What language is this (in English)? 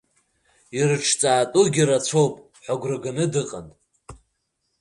Abkhazian